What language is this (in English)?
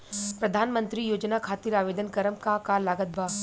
Bhojpuri